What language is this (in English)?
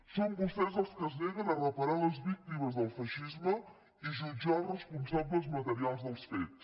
Catalan